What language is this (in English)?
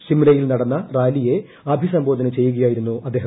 Malayalam